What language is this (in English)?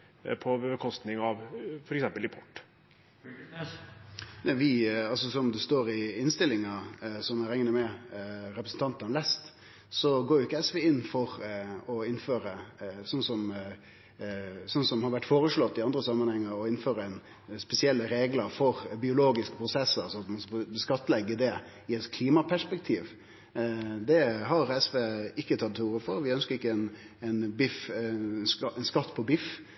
Norwegian